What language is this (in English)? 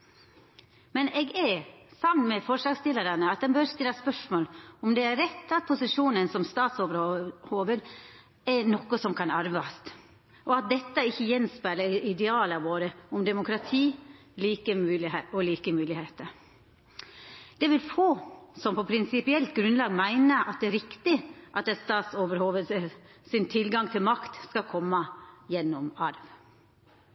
Norwegian Nynorsk